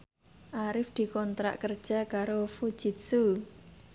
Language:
Javanese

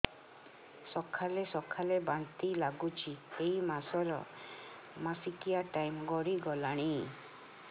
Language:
Odia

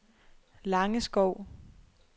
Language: Danish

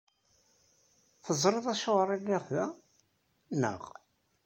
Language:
Kabyle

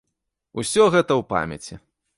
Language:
Belarusian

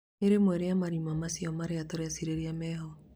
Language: Kikuyu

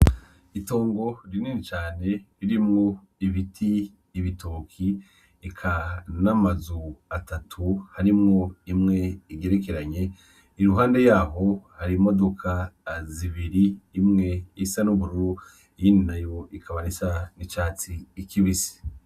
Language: Rundi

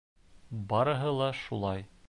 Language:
Bashkir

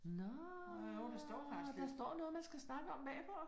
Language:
Danish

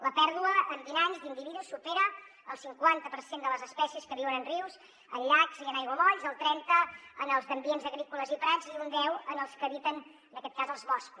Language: Catalan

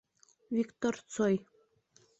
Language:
Bashkir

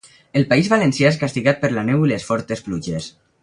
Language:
Catalan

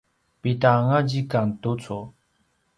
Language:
Paiwan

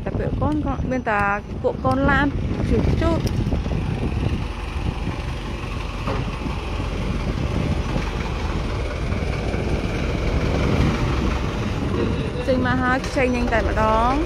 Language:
Thai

